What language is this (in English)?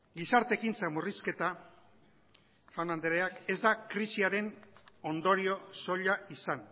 Basque